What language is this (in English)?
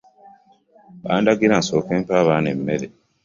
Ganda